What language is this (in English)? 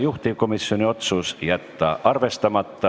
Estonian